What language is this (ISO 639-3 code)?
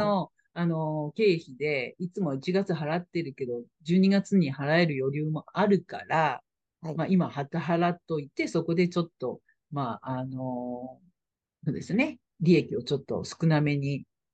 jpn